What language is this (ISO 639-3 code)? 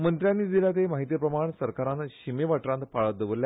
kok